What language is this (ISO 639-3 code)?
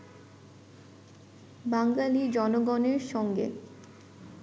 ben